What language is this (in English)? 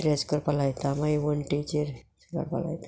Konkani